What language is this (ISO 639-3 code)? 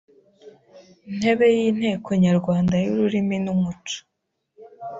kin